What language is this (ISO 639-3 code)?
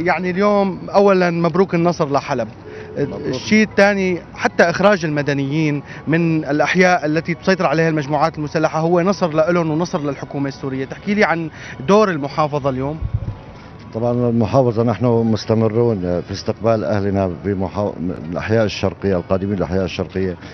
ara